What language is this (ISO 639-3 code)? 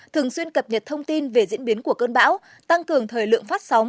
vie